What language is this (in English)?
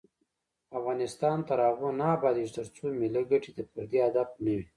Pashto